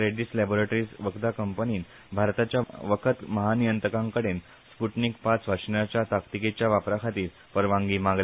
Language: Konkani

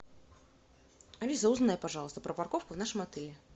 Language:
Russian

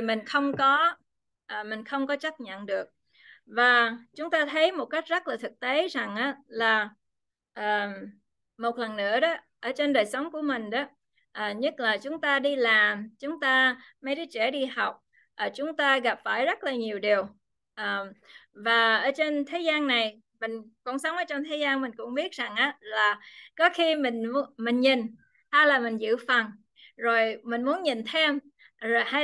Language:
Vietnamese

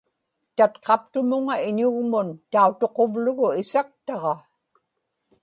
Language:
Inupiaq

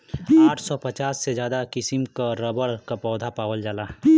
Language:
Bhojpuri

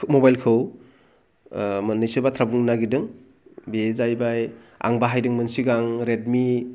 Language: Bodo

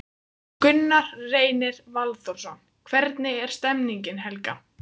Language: Icelandic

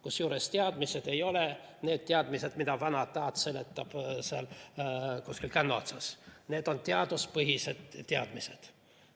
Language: Estonian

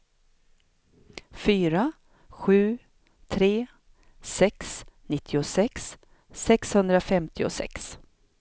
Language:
Swedish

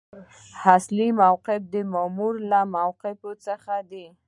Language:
Pashto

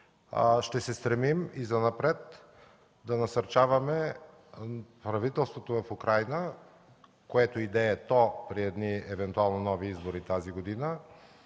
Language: Bulgarian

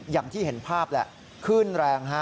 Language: Thai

